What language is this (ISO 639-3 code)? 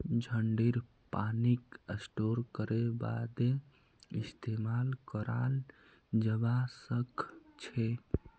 mag